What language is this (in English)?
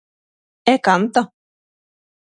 Galician